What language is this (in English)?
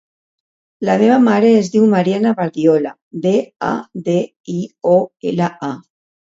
Catalan